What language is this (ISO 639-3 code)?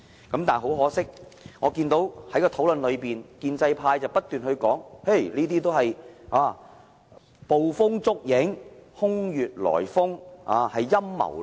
yue